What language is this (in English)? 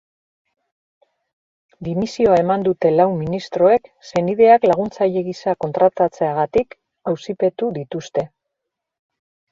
Basque